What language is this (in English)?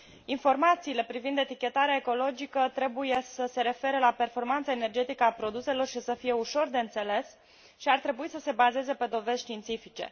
Romanian